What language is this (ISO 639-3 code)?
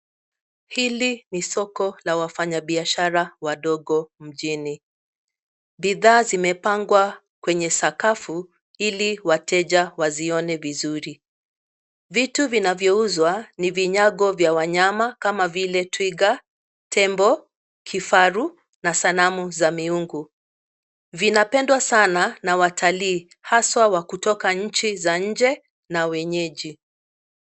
swa